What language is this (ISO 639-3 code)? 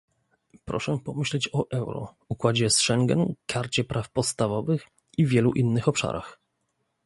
pol